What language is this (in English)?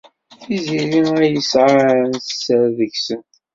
Kabyle